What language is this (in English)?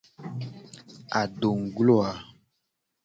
Gen